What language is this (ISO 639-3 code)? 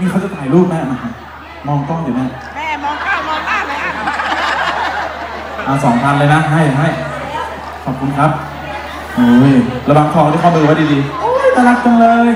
tha